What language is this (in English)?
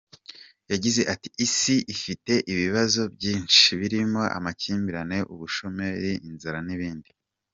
Kinyarwanda